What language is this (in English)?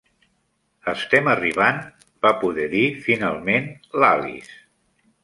Catalan